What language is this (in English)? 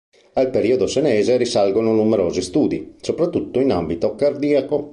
Italian